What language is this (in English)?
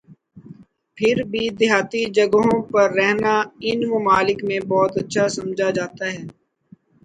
Urdu